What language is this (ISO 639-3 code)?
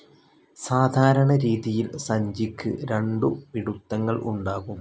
mal